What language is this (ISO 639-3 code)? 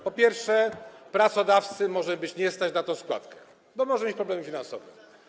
pol